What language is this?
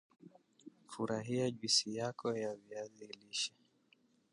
Swahili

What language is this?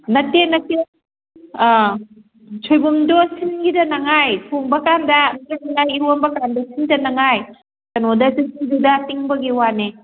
Manipuri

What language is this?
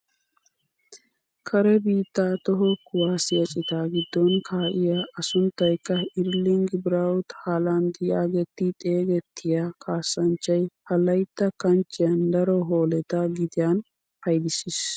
Wolaytta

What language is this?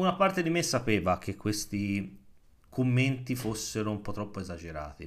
Italian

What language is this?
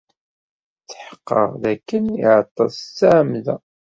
Kabyle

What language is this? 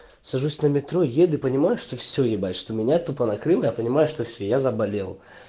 Russian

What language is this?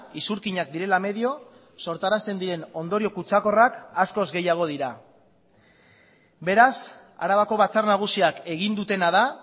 Basque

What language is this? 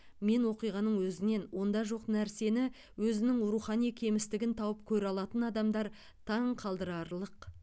Kazakh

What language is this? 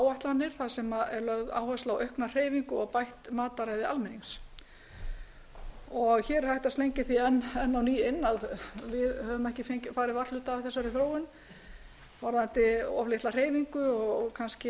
Icelandic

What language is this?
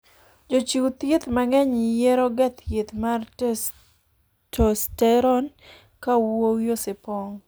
Luo (Kenya and Tanzania)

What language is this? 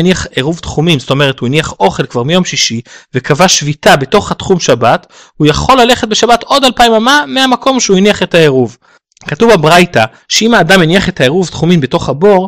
Hebrew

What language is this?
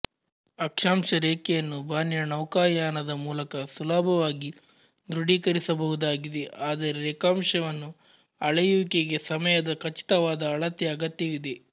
Kannada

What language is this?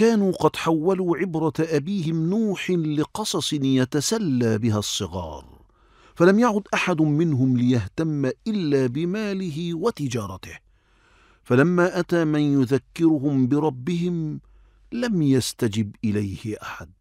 Arabic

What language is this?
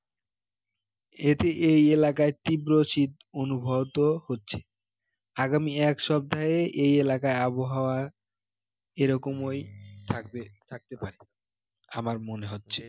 Bangla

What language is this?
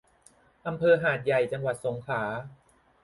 Thai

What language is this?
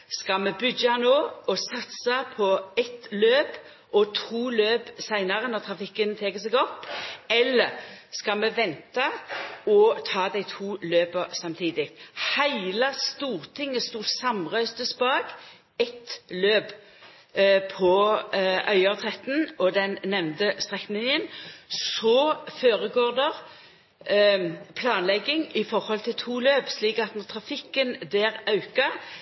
Norwegian Nynorsk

